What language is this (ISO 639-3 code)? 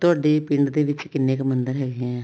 pan